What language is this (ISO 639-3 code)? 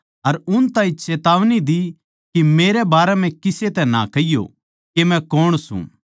bgc